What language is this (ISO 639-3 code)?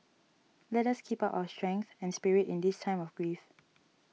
eng